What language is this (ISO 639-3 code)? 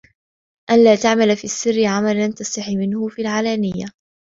ara